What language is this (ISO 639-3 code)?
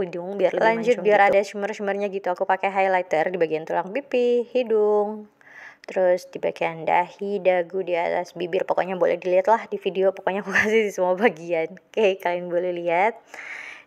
ind